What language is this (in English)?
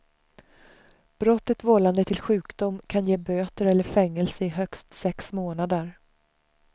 Swedish